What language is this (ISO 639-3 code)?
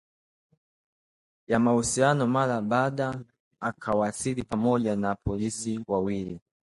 swa